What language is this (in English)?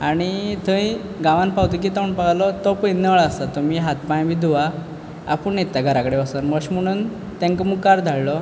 Konkani